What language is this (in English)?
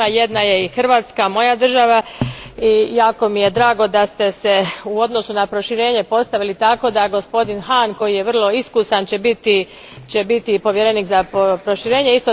Croatian